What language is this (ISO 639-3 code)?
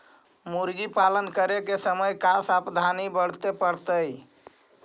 mag